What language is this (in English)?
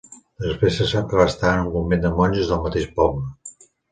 Catalan